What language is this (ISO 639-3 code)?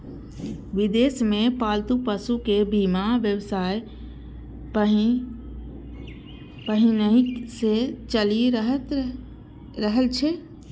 mai